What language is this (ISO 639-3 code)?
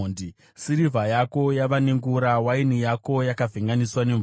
sna